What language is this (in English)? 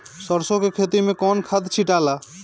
Bhojpuri